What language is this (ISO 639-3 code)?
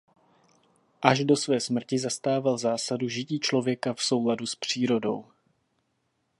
ces